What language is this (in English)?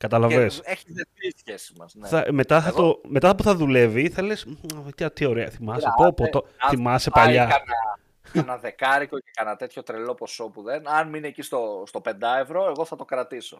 Greek